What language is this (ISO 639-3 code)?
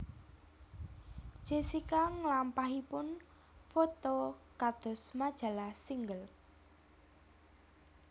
jav